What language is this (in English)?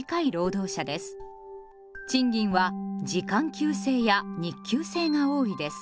Japanese